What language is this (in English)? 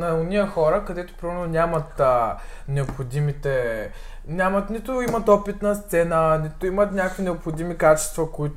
Bulgarian